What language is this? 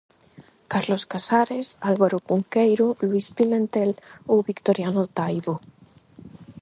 Galician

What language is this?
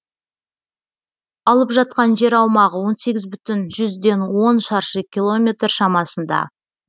Kazakh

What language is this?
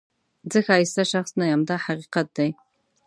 Pashto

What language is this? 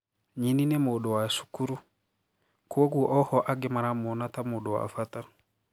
Kikuyu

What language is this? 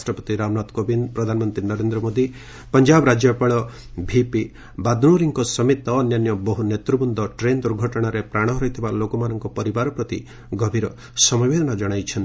Odia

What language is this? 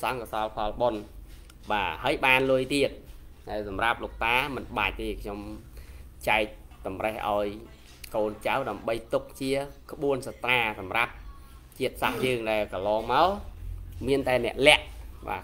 Vietnamese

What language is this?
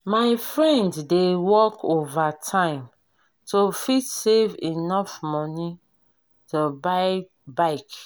Nigerian Pidgin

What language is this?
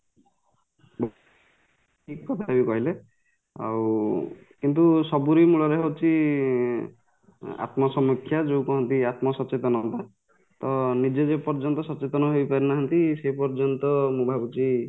Odia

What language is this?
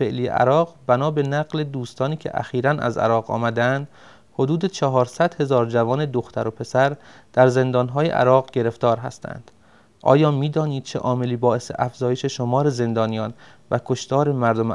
Persian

